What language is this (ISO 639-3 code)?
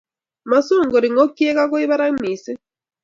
kln